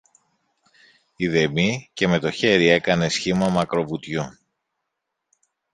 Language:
Greek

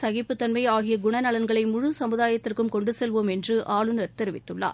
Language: Tamil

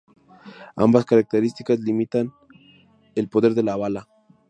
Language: Spanish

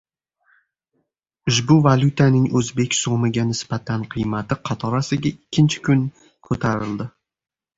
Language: Uzbek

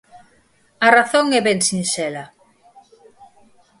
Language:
Galician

